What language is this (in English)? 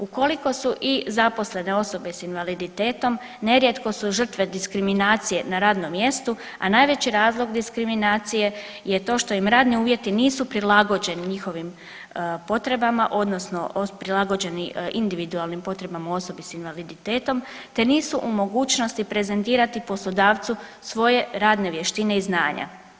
Croatian